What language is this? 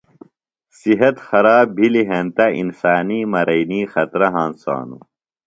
Phalura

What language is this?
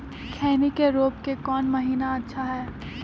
Magahi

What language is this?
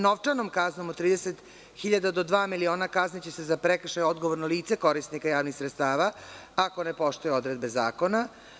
Serbian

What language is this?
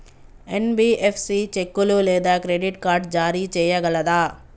Telugu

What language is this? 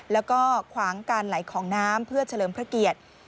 Thai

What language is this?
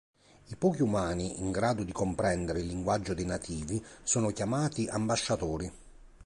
Italian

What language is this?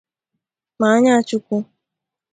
Igbo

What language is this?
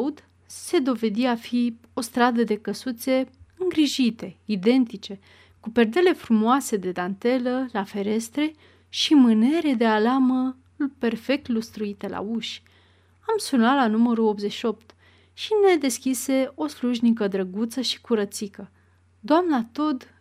Romanian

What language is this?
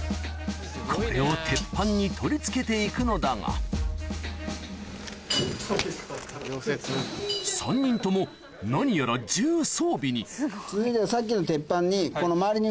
Japanese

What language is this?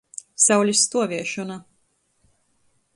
Latgalian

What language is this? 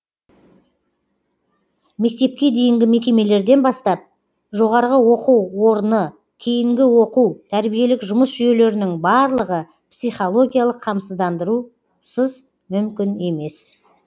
Kazakh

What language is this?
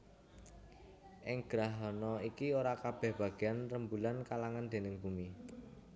Javanese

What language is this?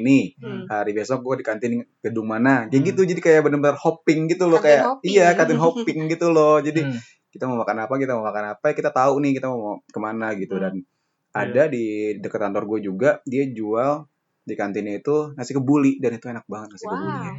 Indonesian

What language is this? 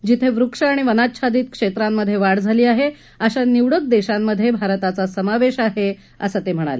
Marathi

